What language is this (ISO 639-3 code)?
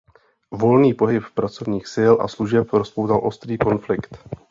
ces